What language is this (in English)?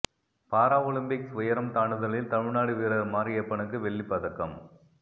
Tamil